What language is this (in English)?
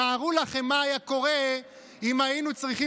Hebrew